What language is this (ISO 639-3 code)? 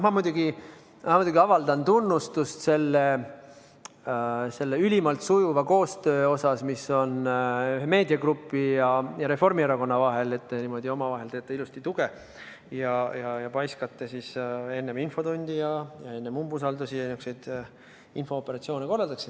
est